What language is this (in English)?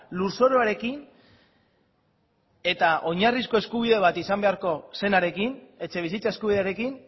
Basque